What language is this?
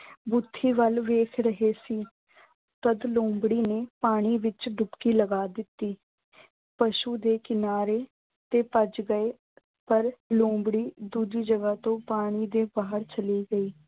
Punjabi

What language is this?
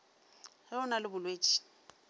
Northern Sotho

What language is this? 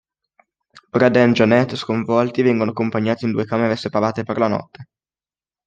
Italian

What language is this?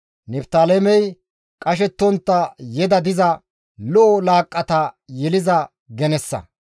Gamo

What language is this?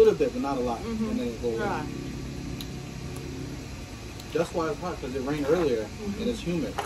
Thai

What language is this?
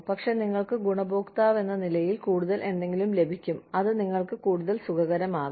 Malayalam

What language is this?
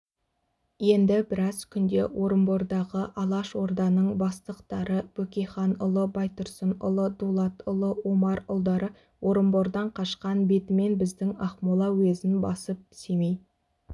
Kazakh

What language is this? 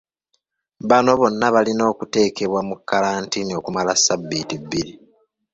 Ganda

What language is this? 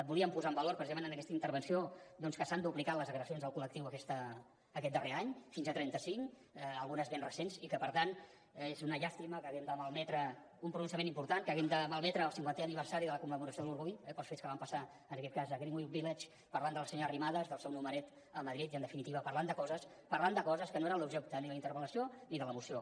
Catalan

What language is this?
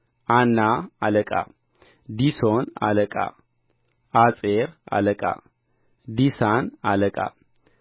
Amharic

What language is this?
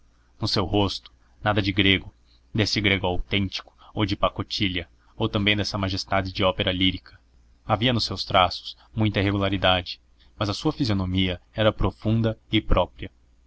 Portuguese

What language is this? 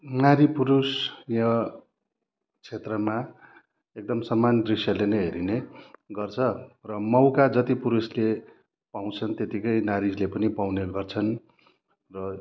Nepali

